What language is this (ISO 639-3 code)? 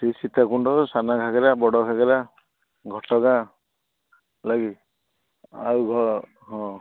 ori